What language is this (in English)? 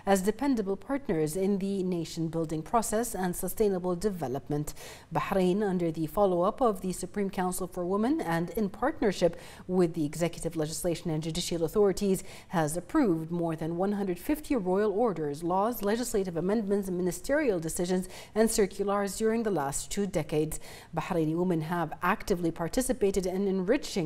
English